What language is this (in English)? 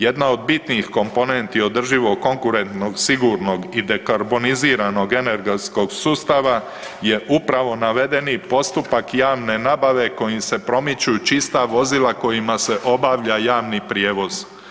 Croatian